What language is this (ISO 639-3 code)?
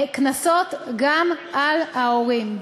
heb